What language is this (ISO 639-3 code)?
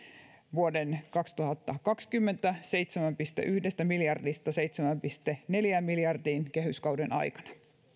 fin